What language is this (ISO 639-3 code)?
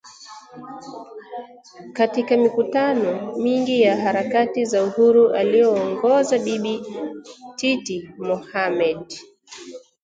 swa